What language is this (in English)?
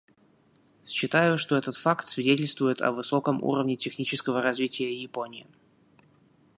Russian